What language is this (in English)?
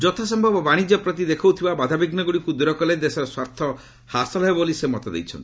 Odia